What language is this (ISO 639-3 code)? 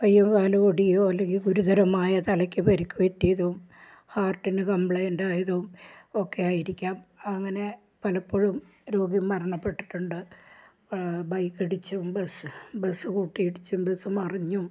mal